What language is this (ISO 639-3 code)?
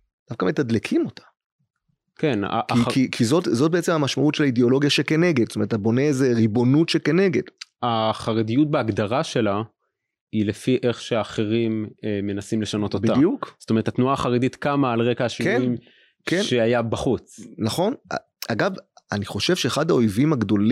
heb